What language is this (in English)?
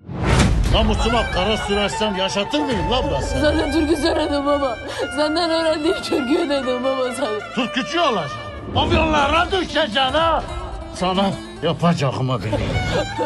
Turkish